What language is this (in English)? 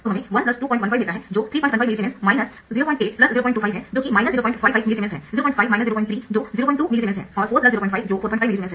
Hindi